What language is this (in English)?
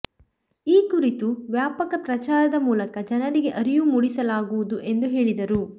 Kannada